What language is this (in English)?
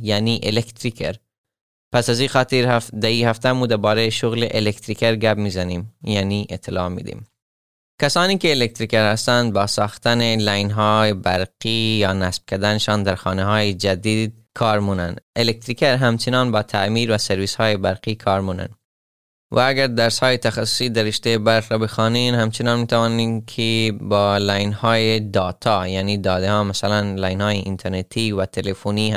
Persian